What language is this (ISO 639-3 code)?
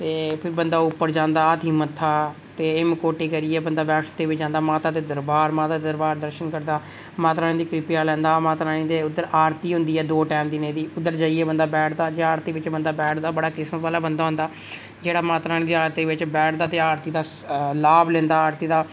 doi